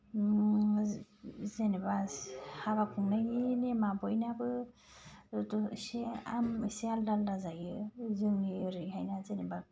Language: Bodo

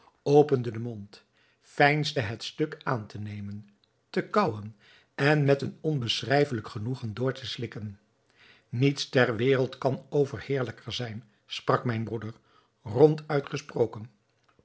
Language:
Dutch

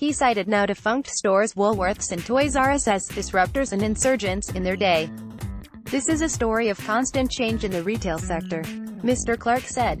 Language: English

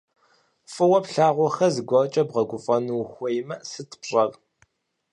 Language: Kabardian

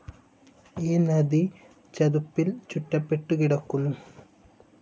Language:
Malayalam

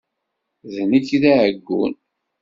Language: Kabyle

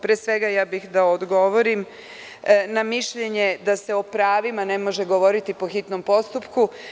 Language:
Serbian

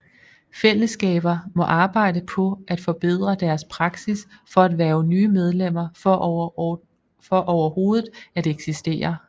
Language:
Danish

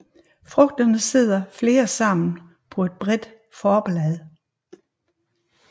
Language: Danish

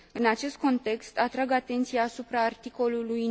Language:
Romanian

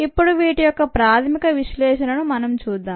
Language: Telugu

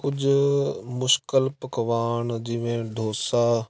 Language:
Punjabi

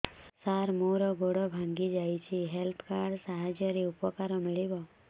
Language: Odia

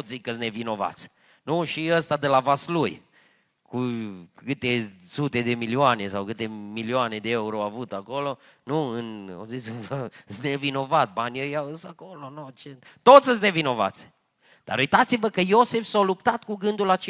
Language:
Romanian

